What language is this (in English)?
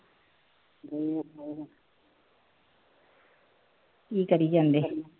Punjabi